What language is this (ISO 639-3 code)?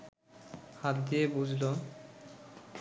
ben